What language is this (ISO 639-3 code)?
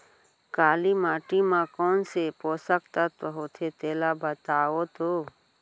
hne